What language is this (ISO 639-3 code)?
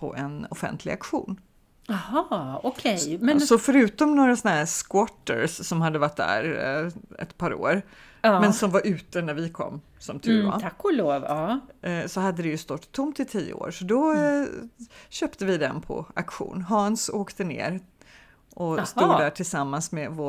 swe